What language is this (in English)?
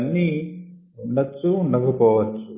Telugu